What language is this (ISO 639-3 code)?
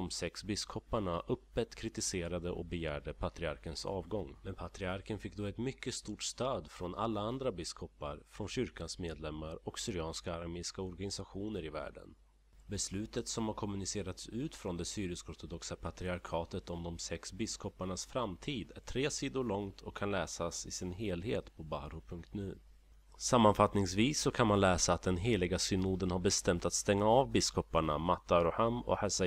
swe